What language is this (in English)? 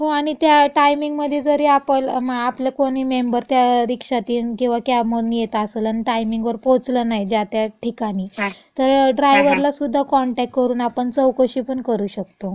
Marathi